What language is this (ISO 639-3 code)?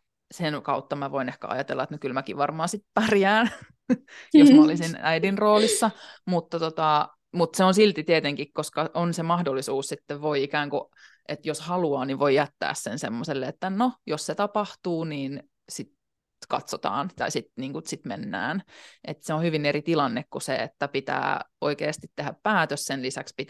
fin